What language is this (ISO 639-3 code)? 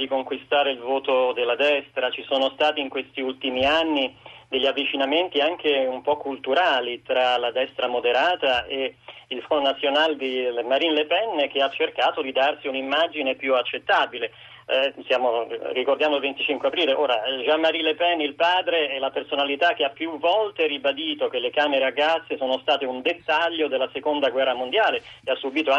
ita